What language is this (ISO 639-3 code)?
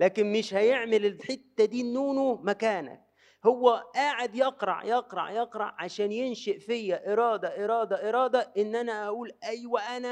ara